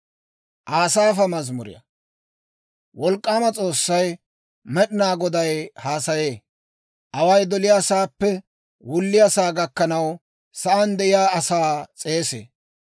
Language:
Dawro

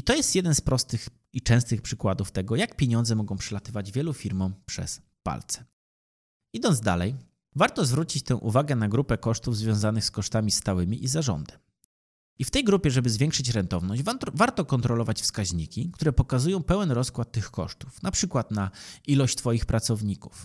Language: Polish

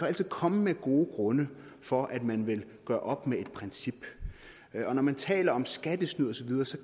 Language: Danish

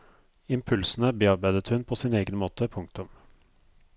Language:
Norwegian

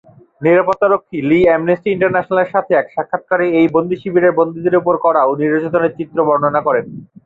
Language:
Bangla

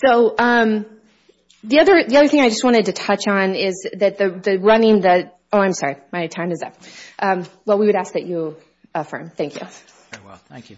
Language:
English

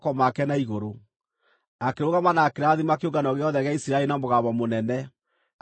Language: Kikuyu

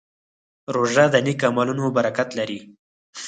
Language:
Pashto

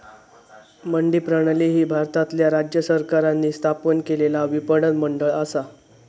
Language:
Marathi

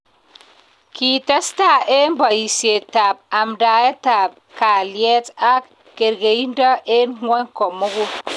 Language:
Kalenjin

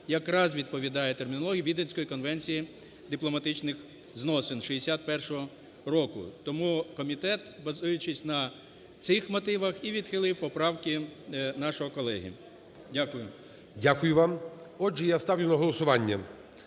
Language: Ukrainian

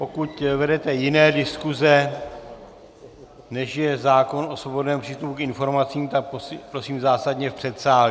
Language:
Czech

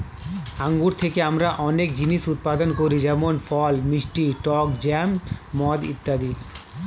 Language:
Bangla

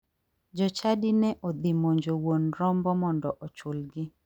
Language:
Luo (Kenya and Tanzania)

